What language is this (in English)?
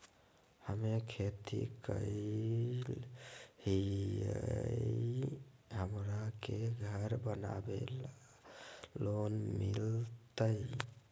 Magahi